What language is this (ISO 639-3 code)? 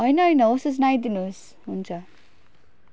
nep